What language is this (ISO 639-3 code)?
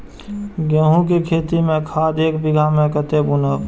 mai